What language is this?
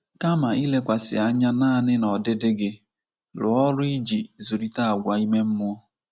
Igbo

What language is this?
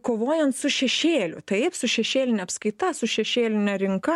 Lithuanian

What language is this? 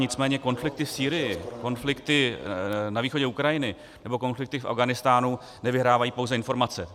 Czech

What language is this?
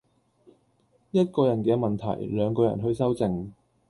Cantonese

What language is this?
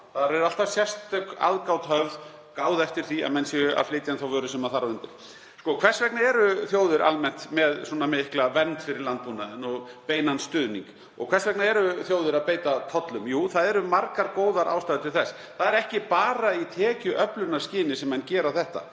Icelandic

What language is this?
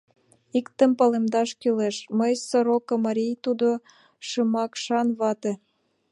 Mari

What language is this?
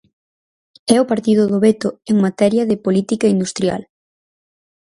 Galician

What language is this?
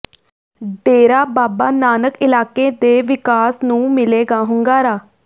Punjabi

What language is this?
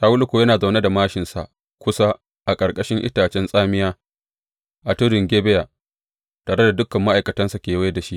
Hausa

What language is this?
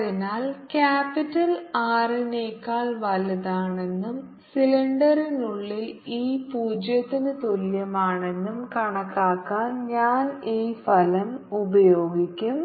Malayalam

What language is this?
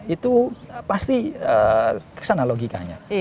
Indonesian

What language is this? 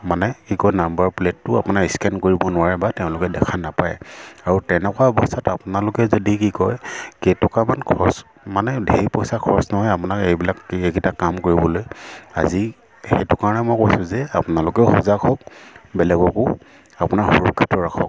Assamese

